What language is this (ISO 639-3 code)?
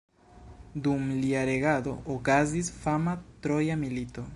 epo